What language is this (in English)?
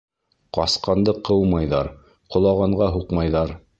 Bashkir